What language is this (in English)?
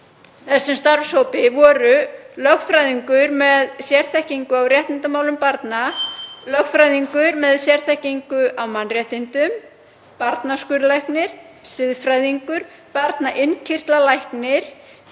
Icelandic